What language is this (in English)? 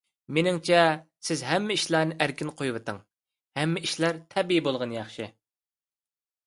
Uyghur